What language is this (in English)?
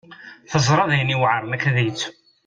Kabyle